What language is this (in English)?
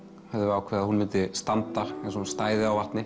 Icelandic